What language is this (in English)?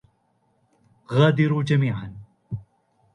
Arabic